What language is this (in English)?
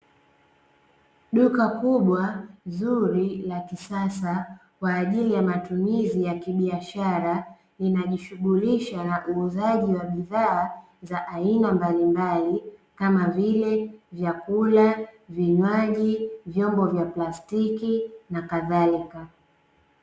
Swahili